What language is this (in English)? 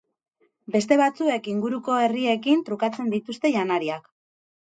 Basque